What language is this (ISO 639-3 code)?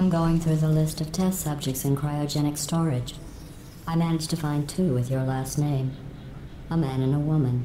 fra